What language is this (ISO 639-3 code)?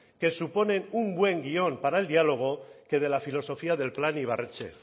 spa